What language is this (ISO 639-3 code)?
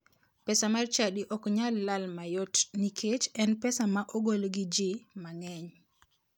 luo